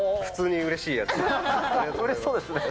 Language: Japanese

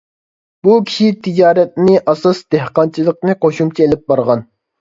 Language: Uyghur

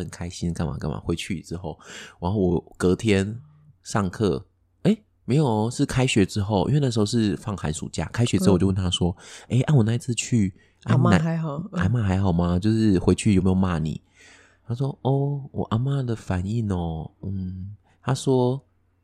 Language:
Chinese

